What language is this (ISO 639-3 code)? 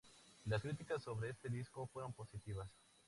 spa